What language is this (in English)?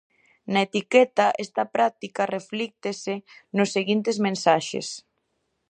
Galician